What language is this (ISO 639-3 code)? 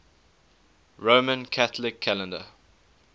eng